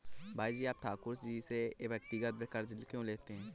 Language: Hindi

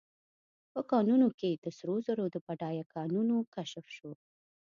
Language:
Pashto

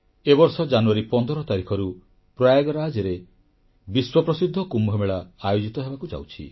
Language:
Odia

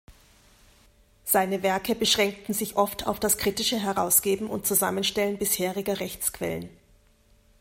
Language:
German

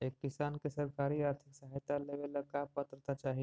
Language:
Magahi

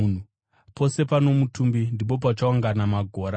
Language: Shona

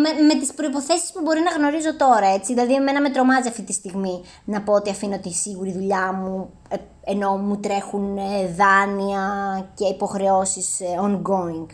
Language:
Greek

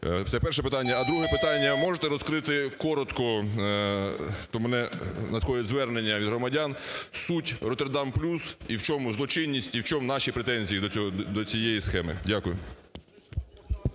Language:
Ukrainian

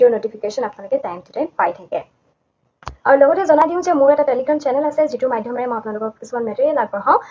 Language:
Assamese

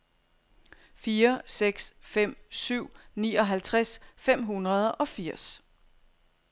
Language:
Danish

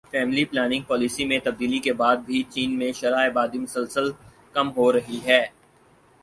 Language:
Urdu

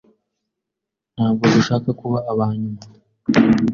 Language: Kinyarwanda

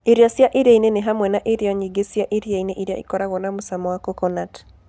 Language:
Kikuyu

